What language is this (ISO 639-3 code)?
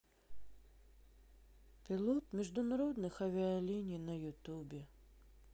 rus